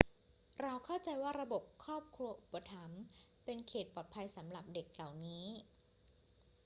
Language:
Thai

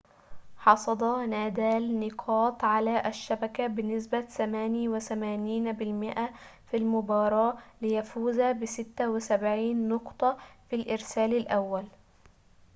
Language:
Arabic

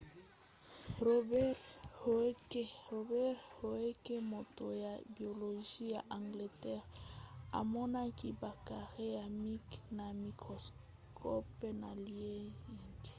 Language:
Lingala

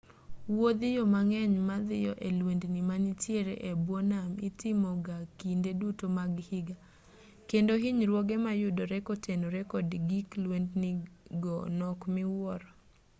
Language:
Luo (Kenya and Tanzania)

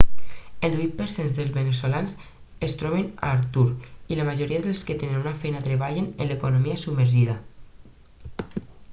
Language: Catalan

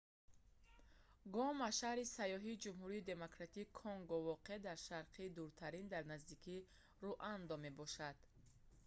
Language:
Tajik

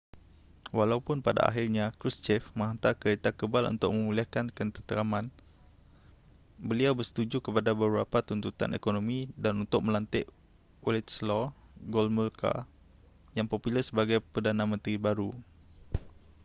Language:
Malay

